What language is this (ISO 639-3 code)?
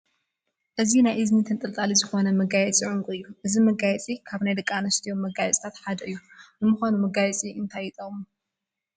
tir